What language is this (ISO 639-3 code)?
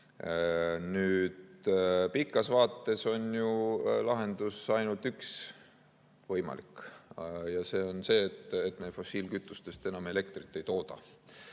est